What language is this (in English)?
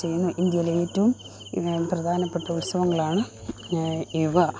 Malayalam